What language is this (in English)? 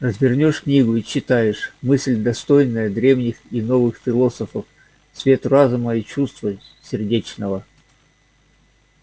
Russian